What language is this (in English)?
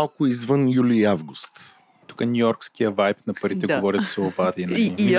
Bulgarian